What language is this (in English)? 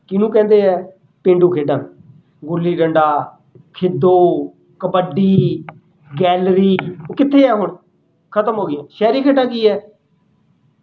Punjabi